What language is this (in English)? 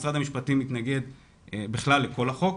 Hebrew